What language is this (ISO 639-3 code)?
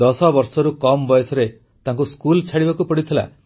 ori